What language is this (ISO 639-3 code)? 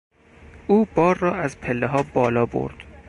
fas